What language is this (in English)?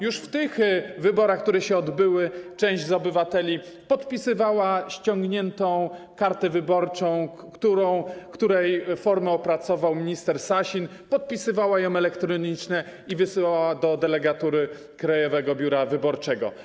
Polish